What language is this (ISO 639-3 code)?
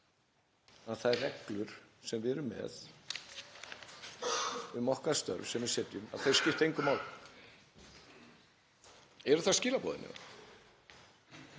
isl